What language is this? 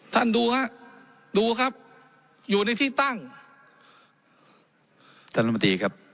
Thai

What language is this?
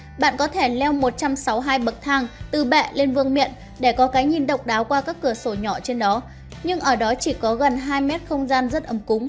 Vietnamese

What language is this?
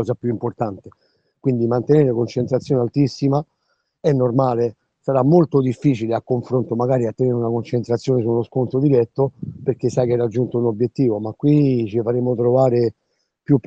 Italian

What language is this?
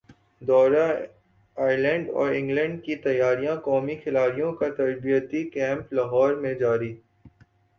Urdu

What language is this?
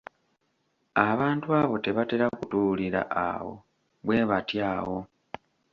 Ganda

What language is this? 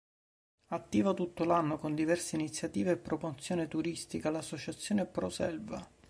Italian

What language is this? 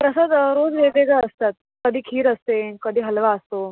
Marathi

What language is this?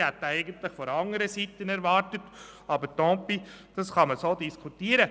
Swiss German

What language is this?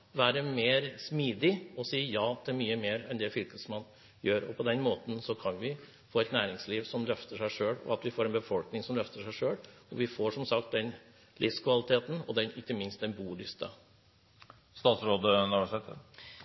Norwegian Bokmål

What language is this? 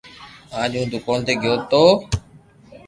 Loarki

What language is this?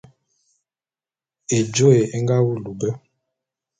Bulu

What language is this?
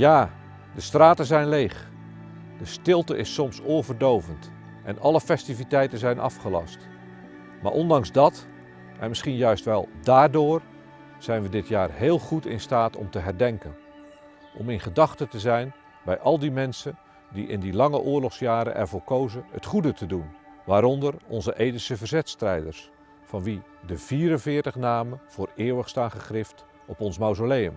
Dutch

